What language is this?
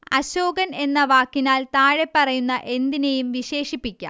Malayalam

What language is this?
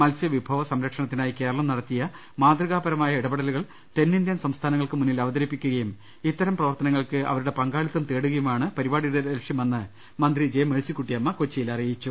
Malayalam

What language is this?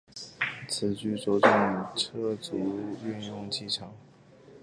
Chinese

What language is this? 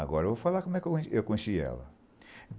Portuguese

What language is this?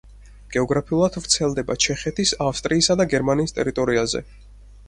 Georgian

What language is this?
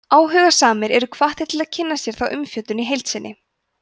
Icelandic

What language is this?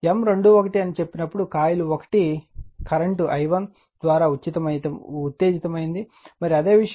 Telugu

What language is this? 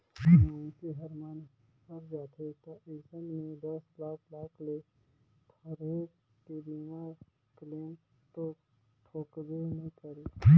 Chhattisgarhi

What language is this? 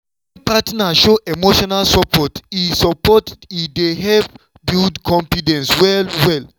Nigerian Pidgin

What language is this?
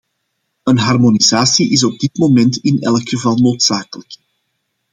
Dutch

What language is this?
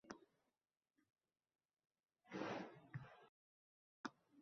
Uzbek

